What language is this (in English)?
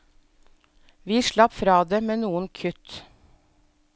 Norwegian